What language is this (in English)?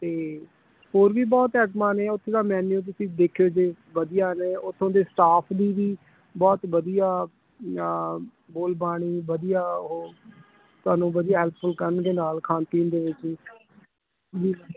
Punjabi